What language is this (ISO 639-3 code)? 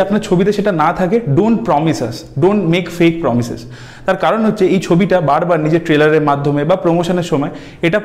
ben